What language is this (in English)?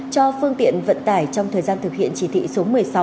Vietnamese